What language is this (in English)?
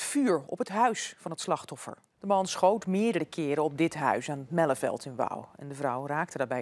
Dutch